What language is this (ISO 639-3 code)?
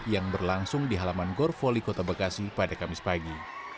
ind